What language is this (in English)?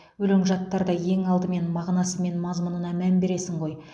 Kazakh